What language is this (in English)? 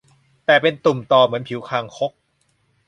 Thai